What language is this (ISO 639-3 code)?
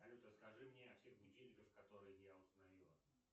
rus